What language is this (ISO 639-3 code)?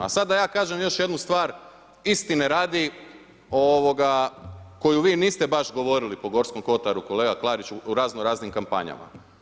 hrv